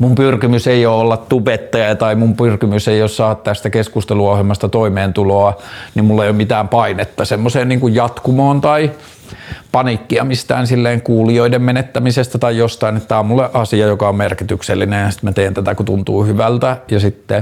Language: Finnish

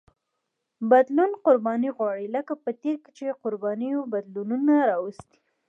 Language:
Pashto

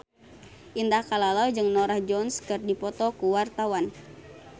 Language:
Sundanese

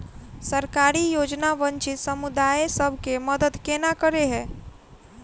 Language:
Maithili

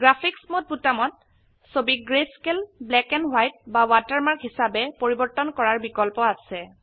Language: Assamese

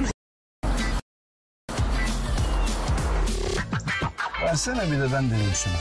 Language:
Turkish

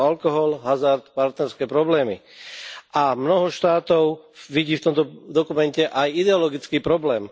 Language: Slovak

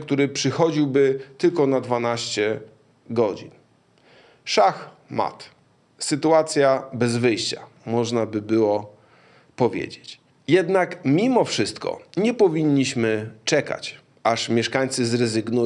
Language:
Polish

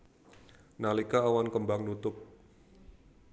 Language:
Javanese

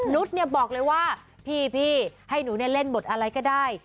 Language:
Thai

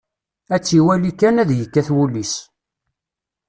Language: Kabyle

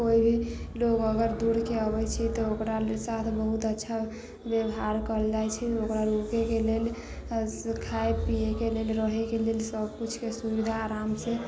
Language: Maithili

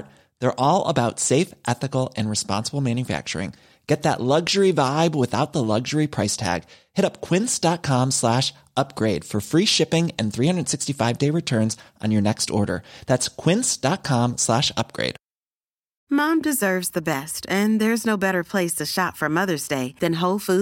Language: Swedish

